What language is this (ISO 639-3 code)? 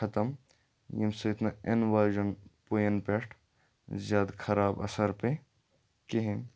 kas